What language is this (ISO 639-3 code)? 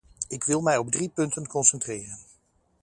nld